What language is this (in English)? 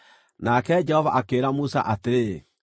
Kikuyu